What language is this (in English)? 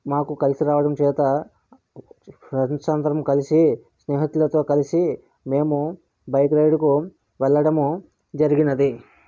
Telugu